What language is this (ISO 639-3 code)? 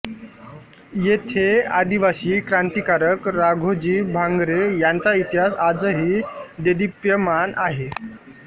mar